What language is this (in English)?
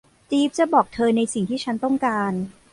Thai